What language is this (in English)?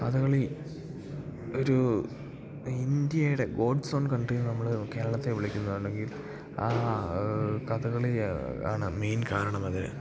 Malayalam